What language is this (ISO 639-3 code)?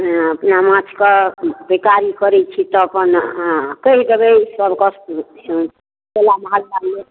mai